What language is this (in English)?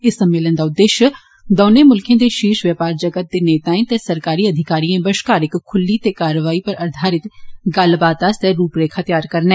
Dogri